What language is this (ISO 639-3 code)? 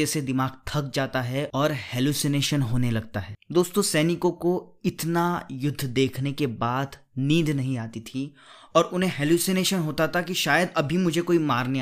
hin